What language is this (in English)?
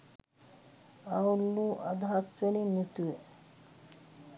Sinhala